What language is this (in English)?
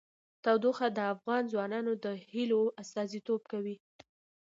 Pashto